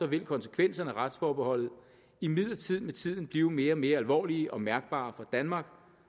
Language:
Danish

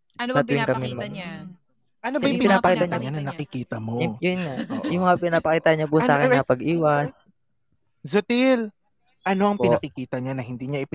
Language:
Filipino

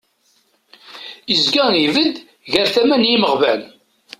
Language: Kabyle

